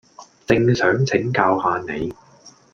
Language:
Cantonese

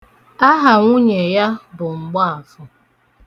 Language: Igbo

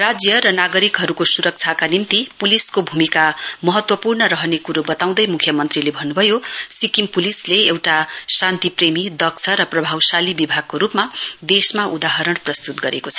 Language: Nepali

